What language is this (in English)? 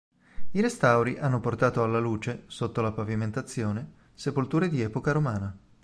Italian